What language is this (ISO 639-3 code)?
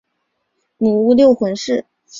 zho